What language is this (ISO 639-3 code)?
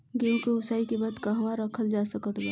bho